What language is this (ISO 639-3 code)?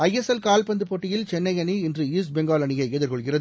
tam